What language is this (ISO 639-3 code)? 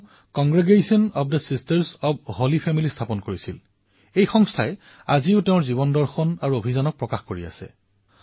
asm